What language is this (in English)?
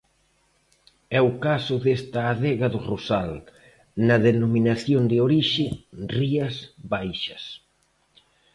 Galician